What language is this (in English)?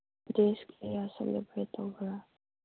Manipuri